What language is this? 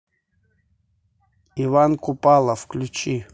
Russian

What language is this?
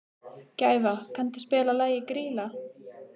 Icelandic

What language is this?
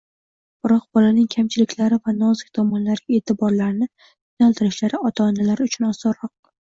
Uzbek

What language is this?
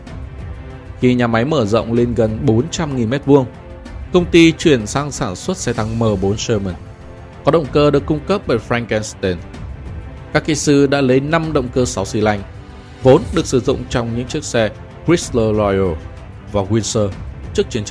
Vietnamese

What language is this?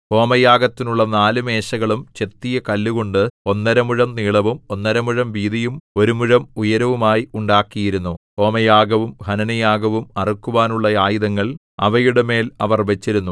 Malayalam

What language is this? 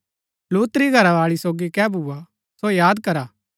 Gaddi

